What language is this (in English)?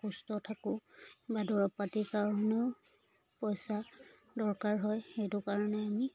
Assamese